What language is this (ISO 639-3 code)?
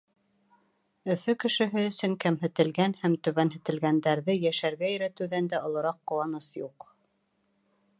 bak